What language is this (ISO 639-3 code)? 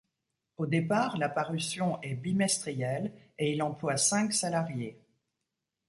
fra